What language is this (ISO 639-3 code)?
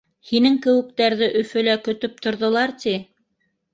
bak